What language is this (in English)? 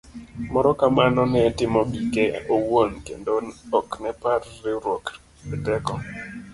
Luo (Kenya and Tanzania)